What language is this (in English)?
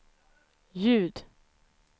Swedish